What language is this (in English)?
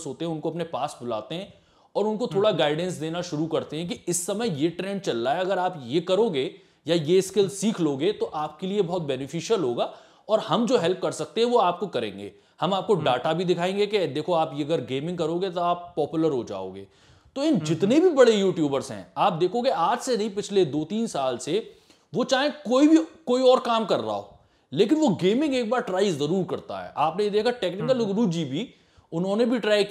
Hindi